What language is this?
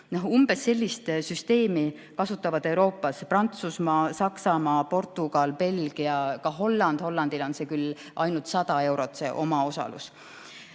Estonian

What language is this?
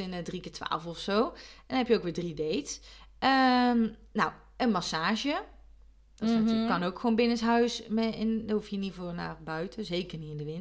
Dutch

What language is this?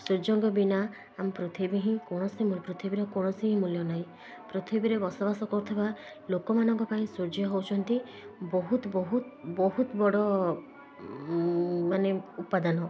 Odia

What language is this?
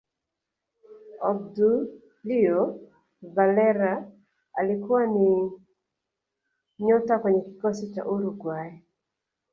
Swahili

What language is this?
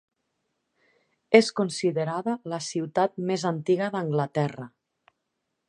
Catalan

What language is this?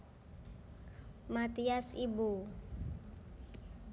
Javanese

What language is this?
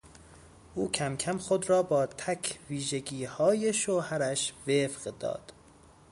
Persian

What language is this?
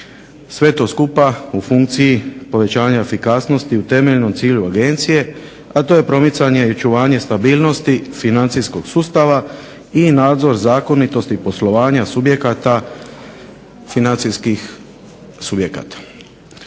Croatian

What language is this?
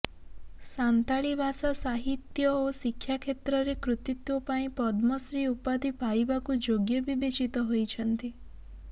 Odia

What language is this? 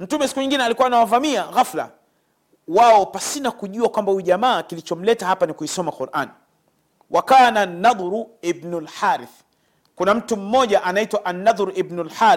Swahili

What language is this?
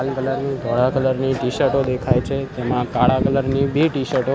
Gujarati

